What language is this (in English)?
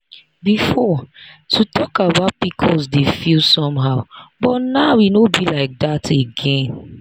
Nigerian Pidgin